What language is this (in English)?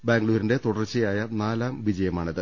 Malayalam